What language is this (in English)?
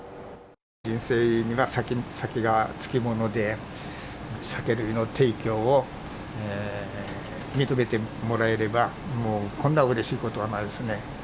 Japanese